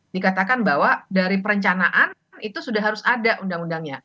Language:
Indonesian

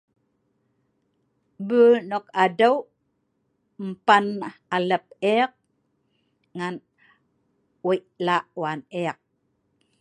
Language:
Sa'ban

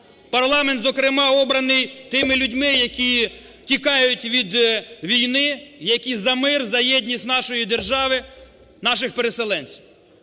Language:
Ukrainian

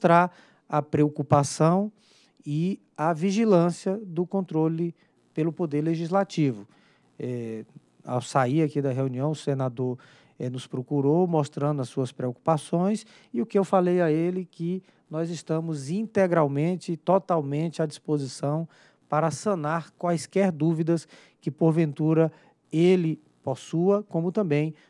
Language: Portuguese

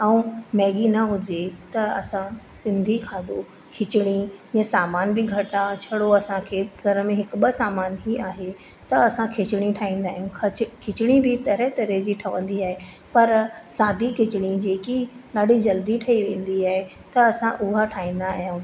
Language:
Sindhi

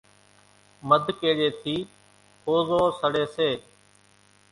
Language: Kachi Koli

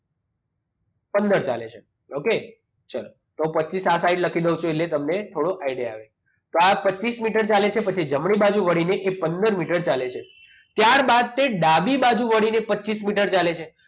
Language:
Gujarati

